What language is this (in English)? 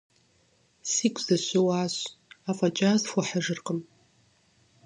Kabardian